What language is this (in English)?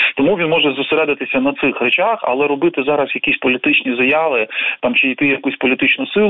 Ukrainian